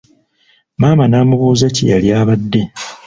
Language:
Ganda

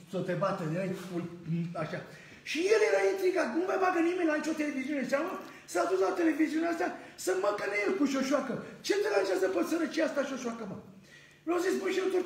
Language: Romanian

